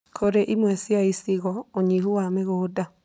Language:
Kikuyu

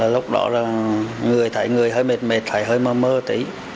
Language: Vietnamese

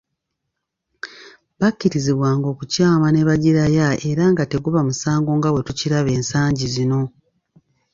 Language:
Ganda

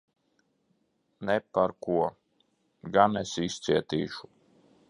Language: Latvian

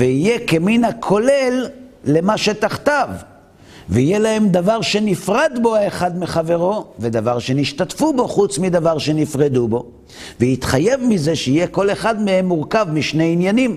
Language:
Hebrew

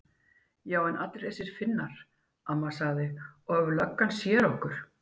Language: Icelandic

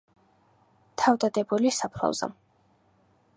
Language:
Georgian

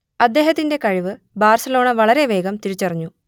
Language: Malayalam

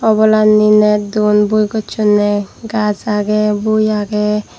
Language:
Chakma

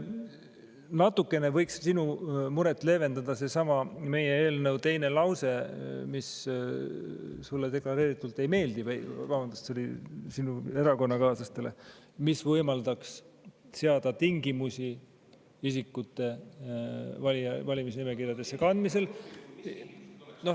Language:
Estonian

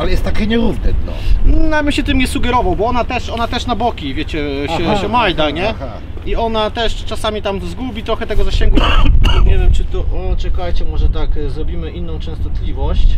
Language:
Polish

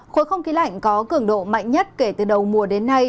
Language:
Vietnamese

